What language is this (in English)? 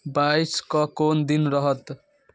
Maithili